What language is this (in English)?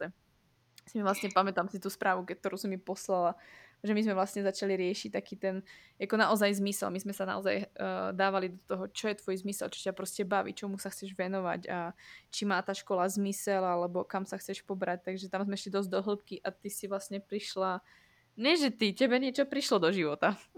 Slovak